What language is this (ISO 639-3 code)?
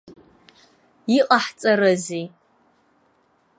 abk